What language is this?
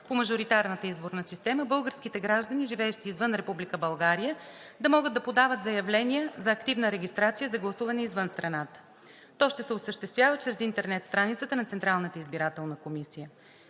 Bulgarian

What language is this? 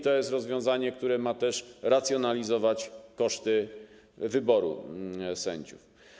Polish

